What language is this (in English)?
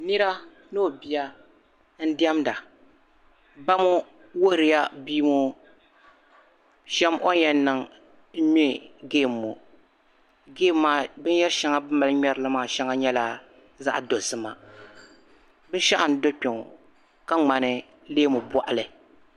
Dagbani